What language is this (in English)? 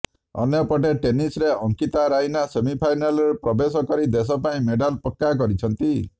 Odia